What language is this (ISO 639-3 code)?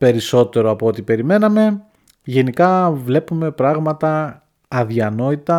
ell